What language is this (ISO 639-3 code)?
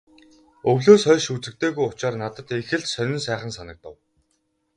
mon